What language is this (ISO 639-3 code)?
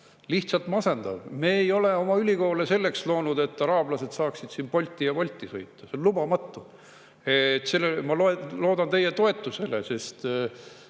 est